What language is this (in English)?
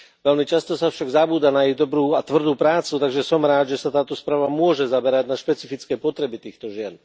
Slovak